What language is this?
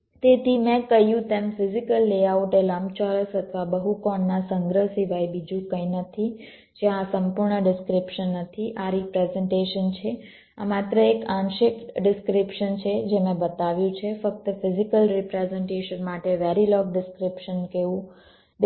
Gujarati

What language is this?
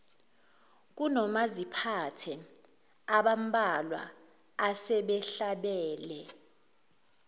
Zulu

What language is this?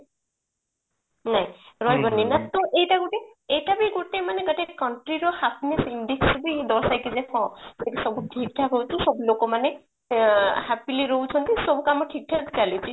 Odia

